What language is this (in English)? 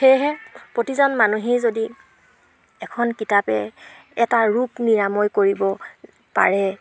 Assamese